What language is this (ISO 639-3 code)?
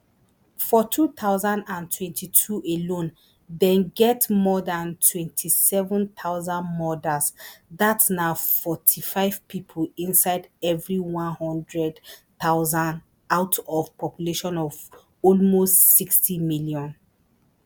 pcm